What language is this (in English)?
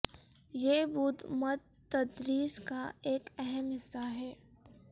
Urdu